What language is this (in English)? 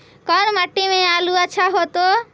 Magahi